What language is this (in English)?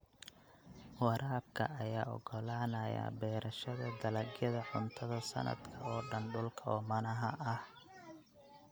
Somali